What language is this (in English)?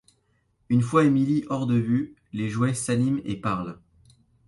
French